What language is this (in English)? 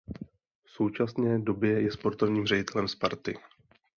Czech